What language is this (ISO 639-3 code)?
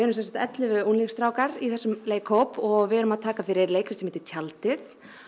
isl